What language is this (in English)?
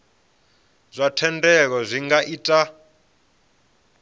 Venda